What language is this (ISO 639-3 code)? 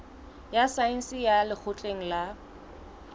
sot